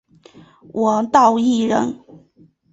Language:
Chinese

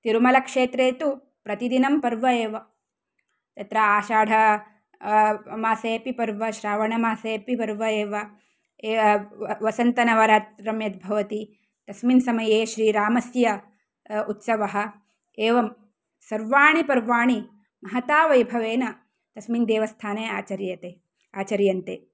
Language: Sanskrit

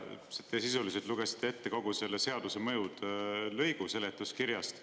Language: Estonian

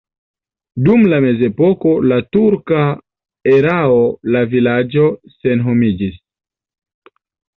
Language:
Esperanto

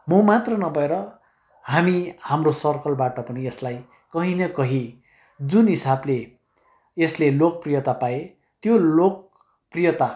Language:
Nepali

